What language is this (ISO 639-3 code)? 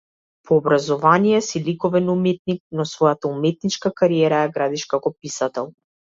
mkd